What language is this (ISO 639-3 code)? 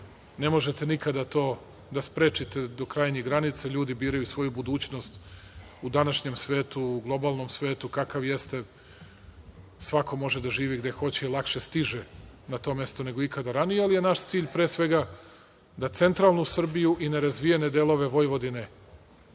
srp